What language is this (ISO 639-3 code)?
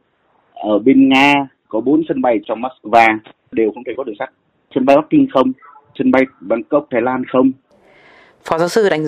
vie